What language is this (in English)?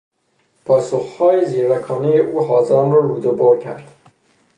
Persian